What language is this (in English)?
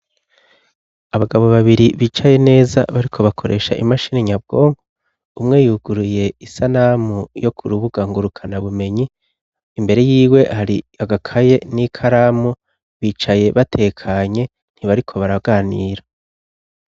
Rundi